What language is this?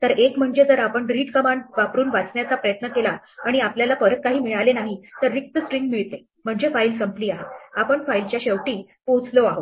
Marathi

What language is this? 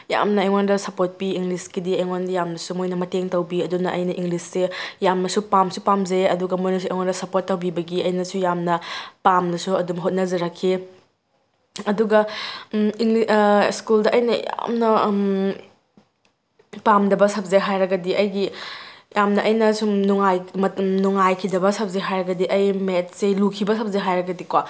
Manipuri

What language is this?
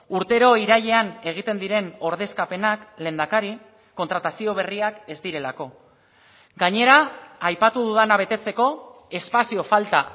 Basque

